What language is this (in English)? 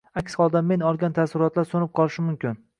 Uzbek